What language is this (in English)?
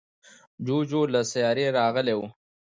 Pashto